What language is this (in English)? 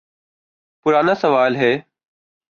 Urdu